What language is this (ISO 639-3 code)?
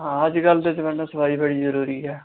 doi